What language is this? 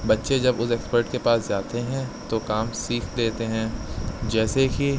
Urdu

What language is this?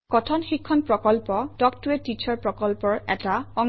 Assamese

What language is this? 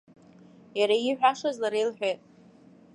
Abkhazian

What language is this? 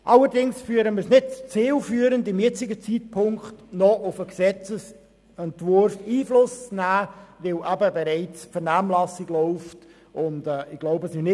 Swiss German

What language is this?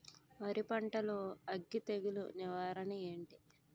Telugu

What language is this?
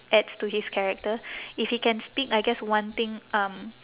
English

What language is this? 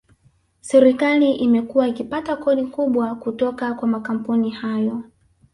Swahili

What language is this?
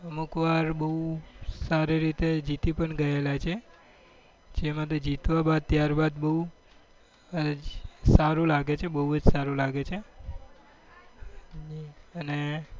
Gujarati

